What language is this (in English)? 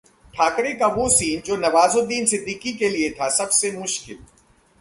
Hindi